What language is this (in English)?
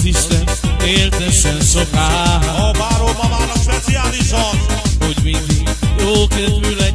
Polish